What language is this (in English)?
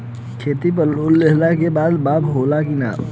Bhojpuri